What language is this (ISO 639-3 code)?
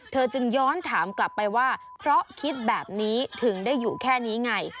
tha